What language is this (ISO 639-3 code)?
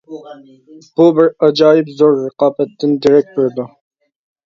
uig